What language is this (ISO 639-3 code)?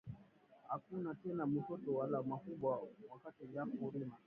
swa